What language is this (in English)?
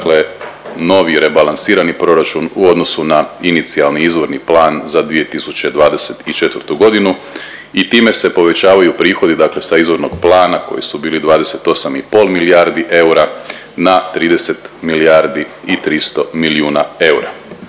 Croatian